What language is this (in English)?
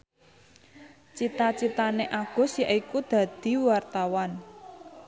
Javanese